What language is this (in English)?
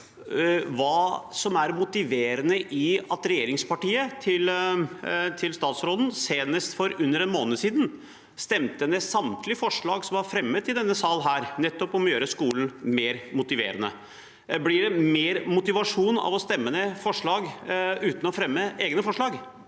Norwegian